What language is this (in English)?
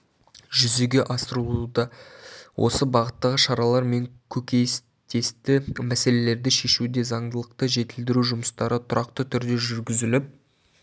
Kazakh